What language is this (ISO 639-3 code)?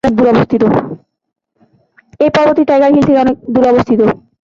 ben